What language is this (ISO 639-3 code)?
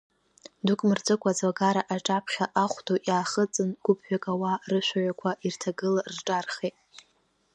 abk